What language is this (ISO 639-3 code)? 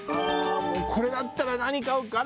jpn